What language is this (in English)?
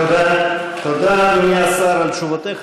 Hebrew